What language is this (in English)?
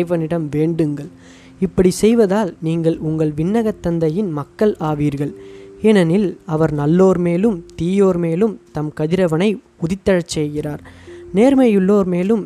Tamil